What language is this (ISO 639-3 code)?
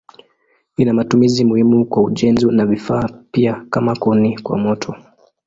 swa